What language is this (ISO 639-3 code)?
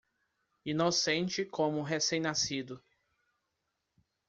por